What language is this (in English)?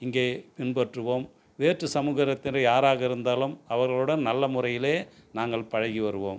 Tamil